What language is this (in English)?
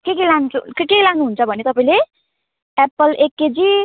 Nepali